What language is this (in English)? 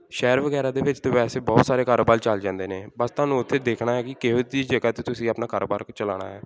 Punjabi